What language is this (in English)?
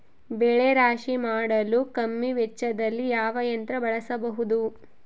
Kannada